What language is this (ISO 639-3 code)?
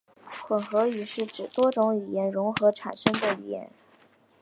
zho